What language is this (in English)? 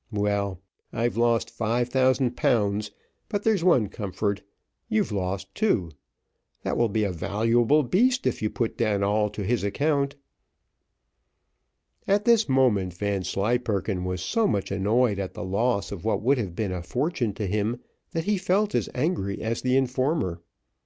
English